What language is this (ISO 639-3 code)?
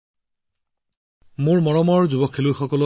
asm